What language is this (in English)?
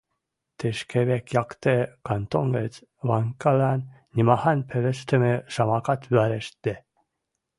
Western Mari